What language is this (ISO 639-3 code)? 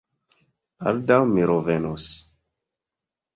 epo